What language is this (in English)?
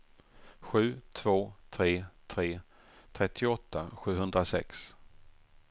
Swedish